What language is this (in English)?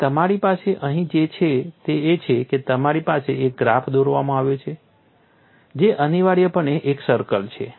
Gujarati